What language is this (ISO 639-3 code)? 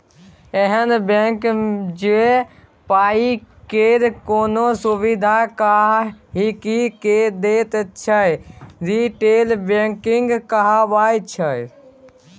mai